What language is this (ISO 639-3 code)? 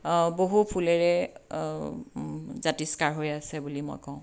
asm